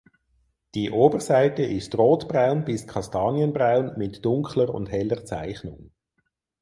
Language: German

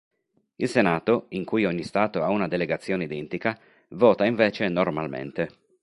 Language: Italian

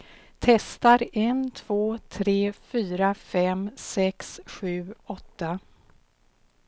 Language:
Swedish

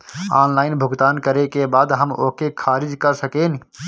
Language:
Bhojpuri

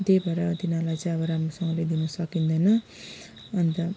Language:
Nepali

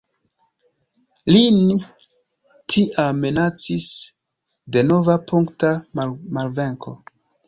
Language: Esperanto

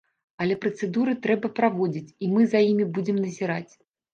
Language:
Belarusian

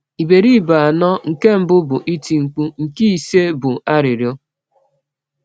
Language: Igbo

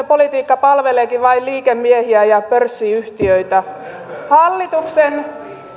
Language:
Finnish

